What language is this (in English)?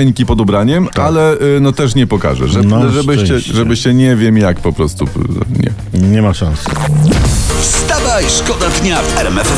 Polish